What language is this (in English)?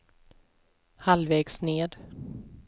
Swedish